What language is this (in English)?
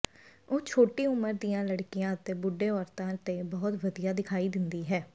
Punjabi